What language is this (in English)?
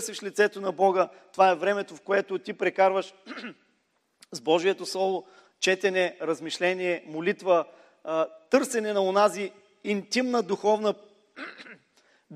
Bulgarian